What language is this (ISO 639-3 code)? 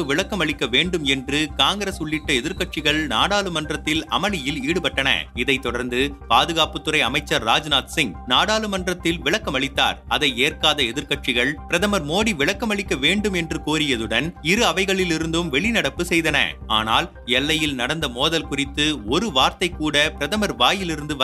tam